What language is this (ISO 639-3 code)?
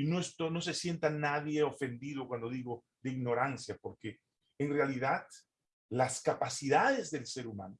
spa